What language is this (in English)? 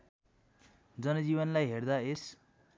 Nepali